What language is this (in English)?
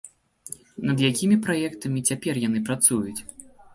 Belarusian